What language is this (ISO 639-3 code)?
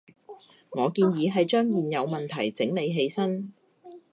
yue